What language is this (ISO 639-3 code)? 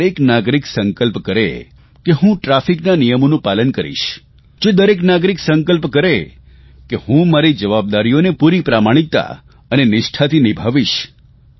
guj